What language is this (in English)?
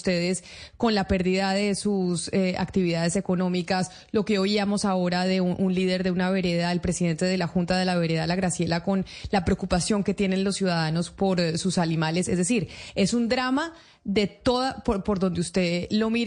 Spanish